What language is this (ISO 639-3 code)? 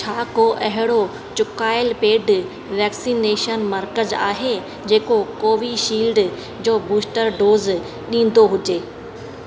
snd